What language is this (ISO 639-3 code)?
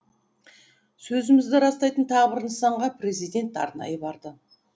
kaz